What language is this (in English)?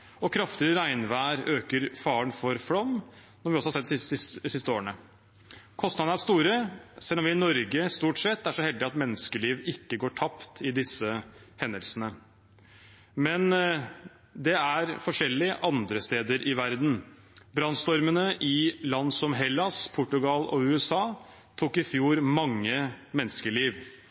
Norwegian Bokmål